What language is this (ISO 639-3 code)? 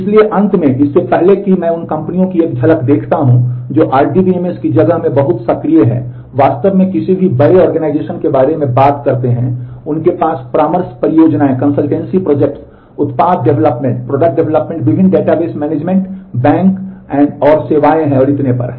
hin